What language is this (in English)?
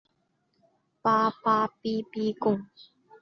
Chinese